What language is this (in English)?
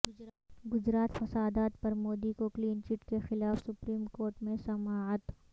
Urdu